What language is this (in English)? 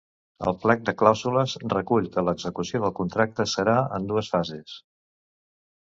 Catalan